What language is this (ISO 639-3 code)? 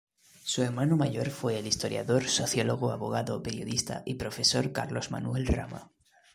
spa